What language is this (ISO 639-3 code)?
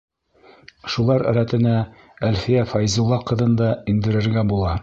bak